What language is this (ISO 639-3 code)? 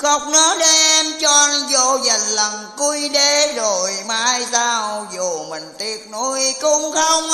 vie